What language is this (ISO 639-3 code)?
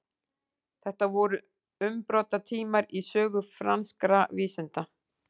isl